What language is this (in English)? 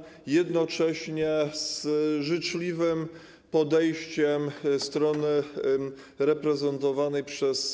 Polish